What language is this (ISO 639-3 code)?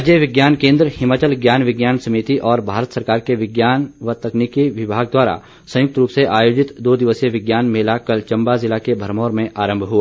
hin